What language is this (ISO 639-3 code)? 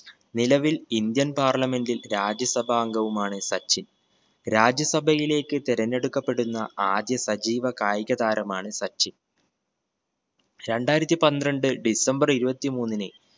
mal